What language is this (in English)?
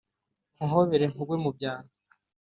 Kinyarwanda